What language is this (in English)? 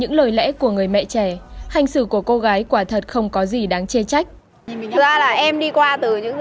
Vietnamese